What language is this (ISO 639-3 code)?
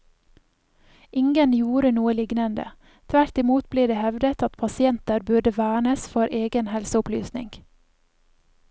nor